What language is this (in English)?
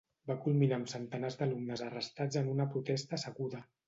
Catalan